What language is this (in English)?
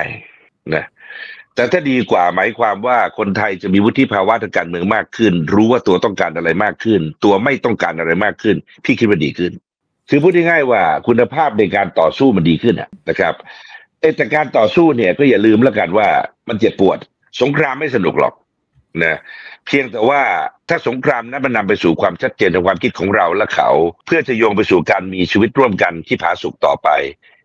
Thai